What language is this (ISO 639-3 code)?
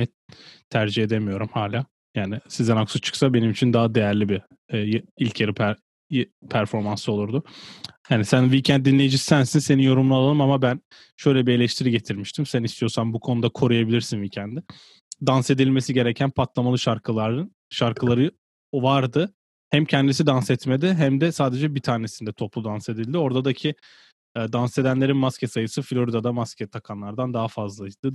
tur